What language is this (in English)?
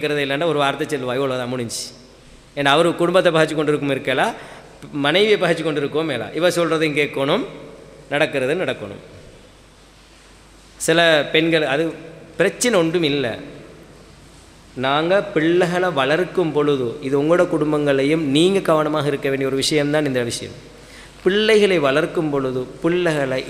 Arabic